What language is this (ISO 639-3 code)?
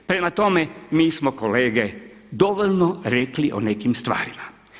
hrv